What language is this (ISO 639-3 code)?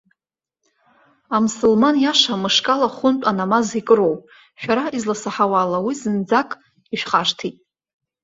abk